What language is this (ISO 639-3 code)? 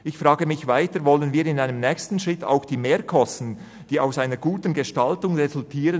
gsw